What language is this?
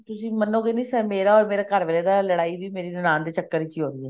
Punjabi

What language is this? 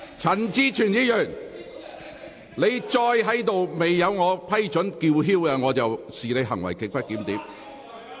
Cantonese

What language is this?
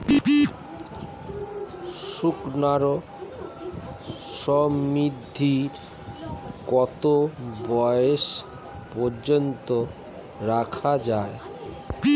Bangla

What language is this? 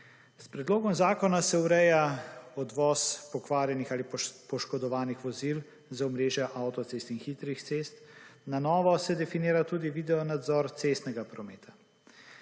Slovenian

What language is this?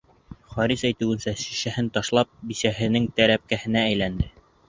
Bashkir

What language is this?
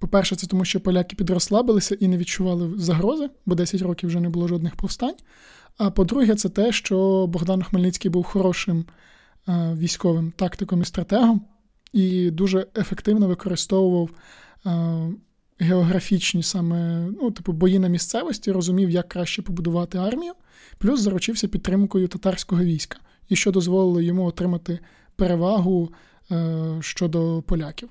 Ukrainian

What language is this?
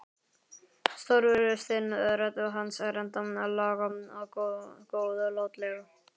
Icelandic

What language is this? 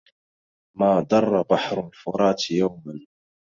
Arabic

